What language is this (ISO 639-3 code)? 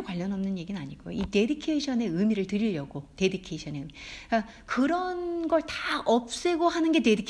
kor